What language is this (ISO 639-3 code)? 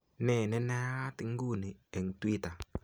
kln